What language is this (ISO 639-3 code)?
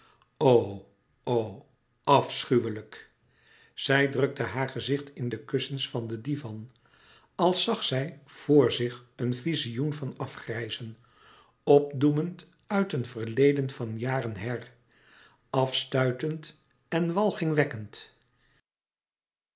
nld